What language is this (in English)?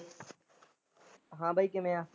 Punjabi